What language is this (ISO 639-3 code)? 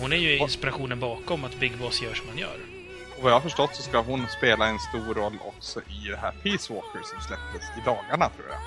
swe